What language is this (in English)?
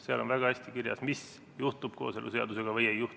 Estonian